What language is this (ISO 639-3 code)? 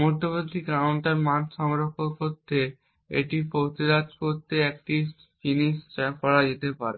ben